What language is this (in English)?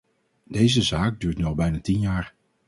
Dutch